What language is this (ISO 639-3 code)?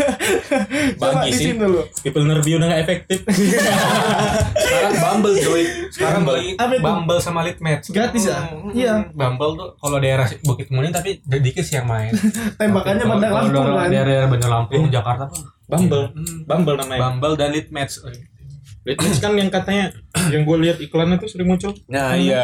ind